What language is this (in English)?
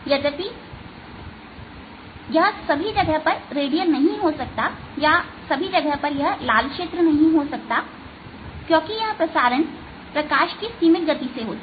Hindi